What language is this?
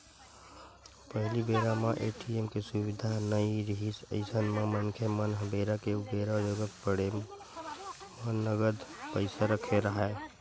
Chhattisgarhi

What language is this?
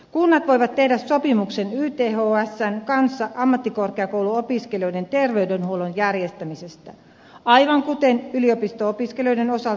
Finnish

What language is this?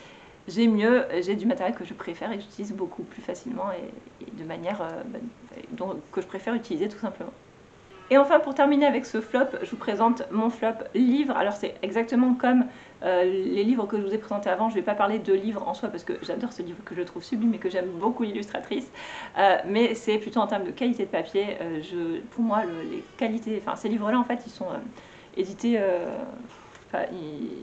French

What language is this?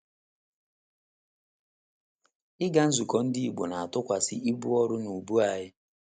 Igbo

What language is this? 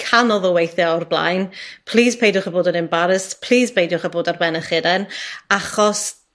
Welsh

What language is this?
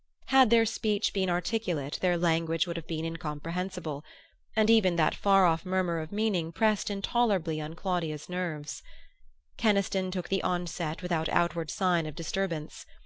English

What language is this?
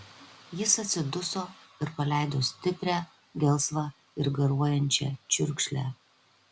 Lithuanian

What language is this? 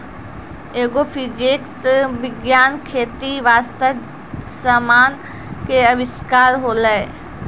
Maithili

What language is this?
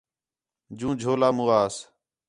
Khetrani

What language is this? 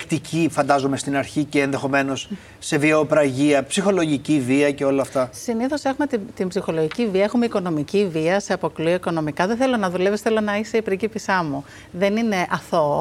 Greek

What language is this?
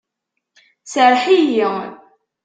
Kabyle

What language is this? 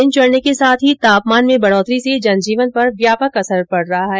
Hindi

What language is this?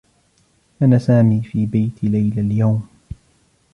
Arabic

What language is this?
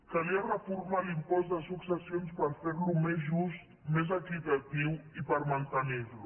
Catalan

